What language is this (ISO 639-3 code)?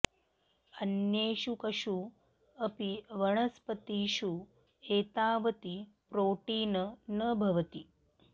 san